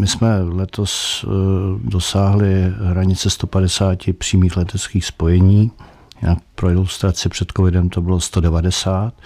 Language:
Czech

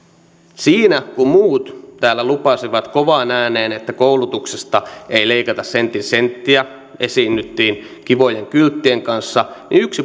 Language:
Finnish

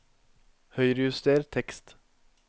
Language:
Norwegian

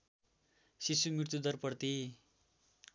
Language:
Nepali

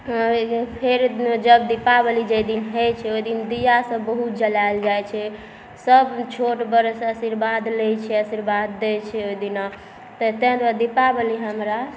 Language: Maithili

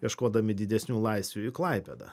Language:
Lithuanian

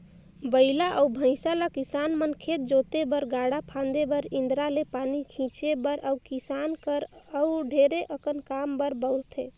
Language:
Chhattisgarhi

